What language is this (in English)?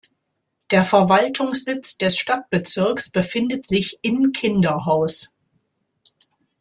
German